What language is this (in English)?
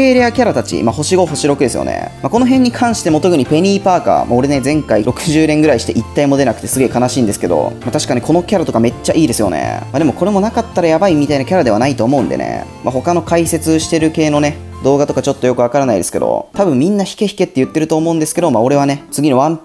Japanese